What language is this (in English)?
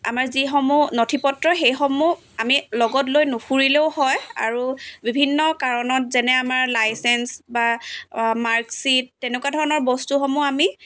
Assamese